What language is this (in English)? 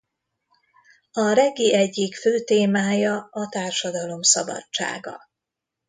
Hungarian